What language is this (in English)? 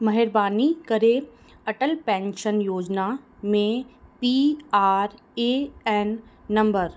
Sindhi